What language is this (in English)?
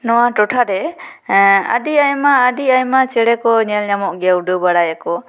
Santali